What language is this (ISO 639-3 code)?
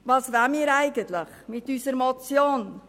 gsw